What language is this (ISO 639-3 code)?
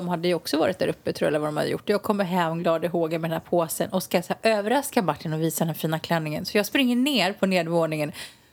swe